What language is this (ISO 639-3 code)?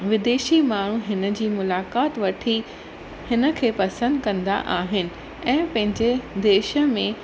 snd